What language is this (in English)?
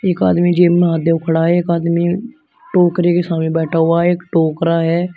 Hindi